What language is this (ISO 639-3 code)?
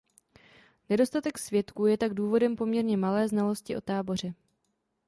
ces